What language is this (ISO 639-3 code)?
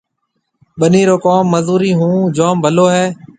mve